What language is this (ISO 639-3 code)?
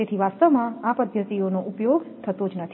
guj